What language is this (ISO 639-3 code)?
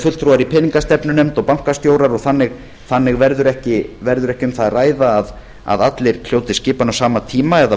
isl